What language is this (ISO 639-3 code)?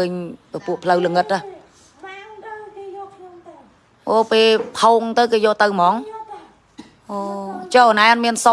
vie